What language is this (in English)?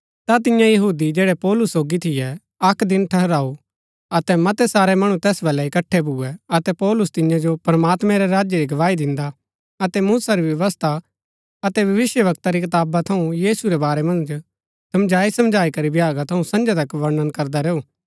Gaddi